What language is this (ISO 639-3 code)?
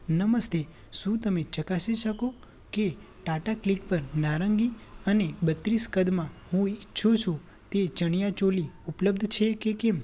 guj